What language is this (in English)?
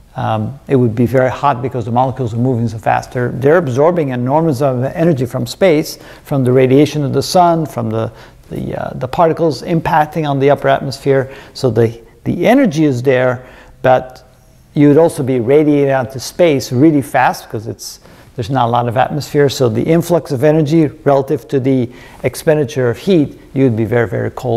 English